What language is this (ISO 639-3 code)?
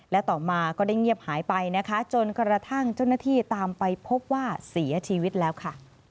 tha